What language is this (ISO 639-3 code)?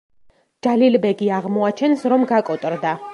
kat